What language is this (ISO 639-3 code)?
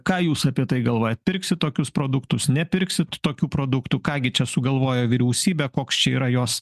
lit